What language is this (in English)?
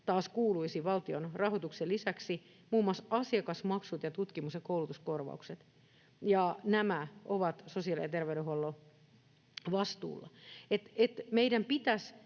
Finnish